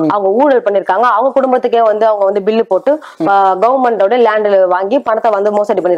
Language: Tamil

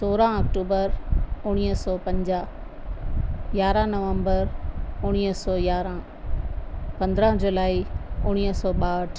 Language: Sindhi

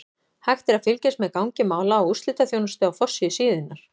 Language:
Icelandic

